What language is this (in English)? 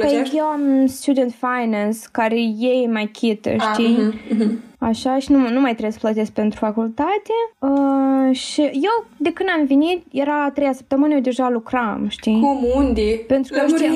Romanian